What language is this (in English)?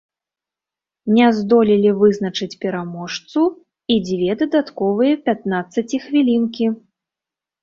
Belarusian